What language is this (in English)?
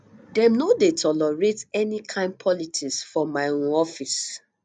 Nigerian Pidgin